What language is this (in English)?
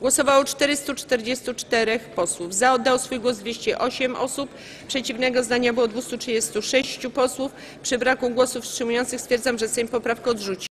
Polish